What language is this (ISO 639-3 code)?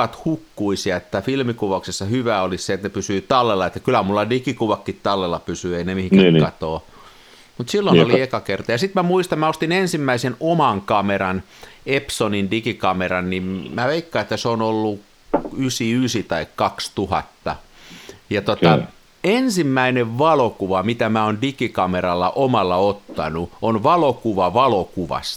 fin